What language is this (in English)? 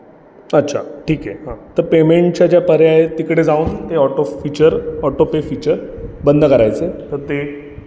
Marathi